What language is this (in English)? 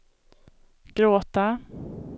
Swedish